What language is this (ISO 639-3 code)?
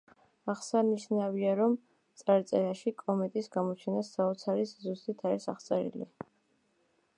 kat